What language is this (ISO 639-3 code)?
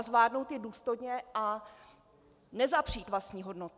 ces